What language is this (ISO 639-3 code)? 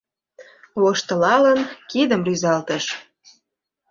chm